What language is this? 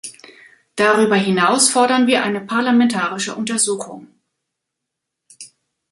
German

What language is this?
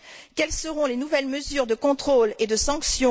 French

